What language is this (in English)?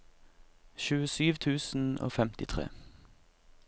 Norwegian